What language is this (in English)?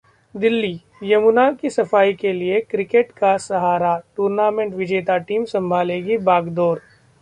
Hindi